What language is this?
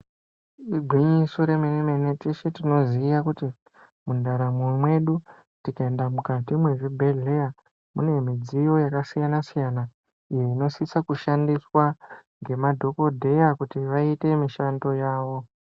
Ndau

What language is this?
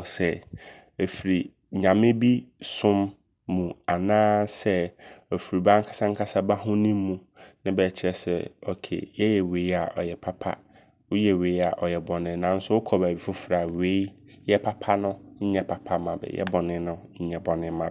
Abron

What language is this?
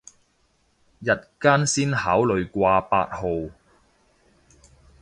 Cantonese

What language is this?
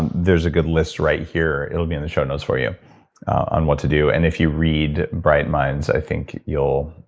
English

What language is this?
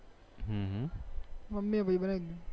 Gujarati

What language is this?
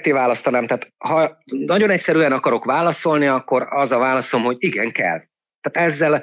Hungarian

